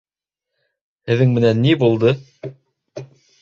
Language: Bashkir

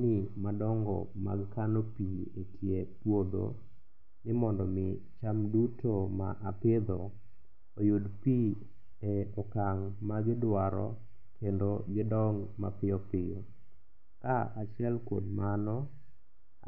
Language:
Luo (Kenya and Tanzania)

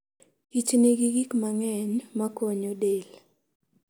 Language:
Luo (Kenya and Tanzania)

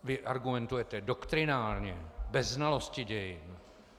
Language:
Czech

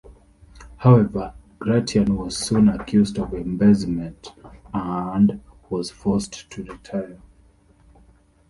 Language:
English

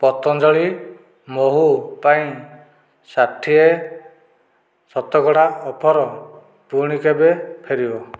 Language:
Odia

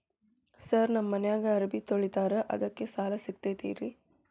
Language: Kannada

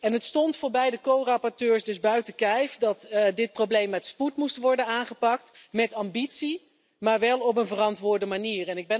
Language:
Dutch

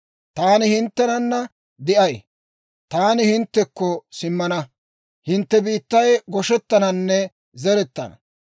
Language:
Dawro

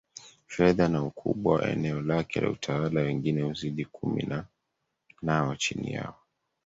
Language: Swahili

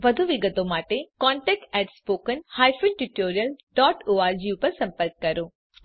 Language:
Gujarati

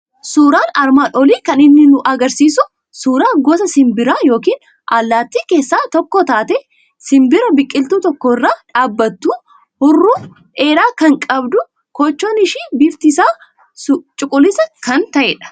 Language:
Oromo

